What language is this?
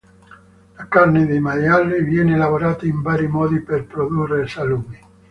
Italian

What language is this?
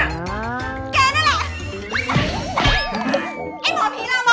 Thai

